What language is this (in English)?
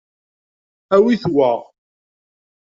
Kabyle